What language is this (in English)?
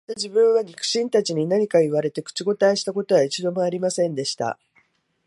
Japanese